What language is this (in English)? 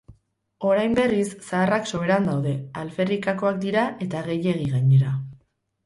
Basque